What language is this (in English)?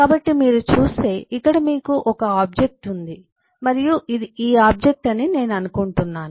Telugu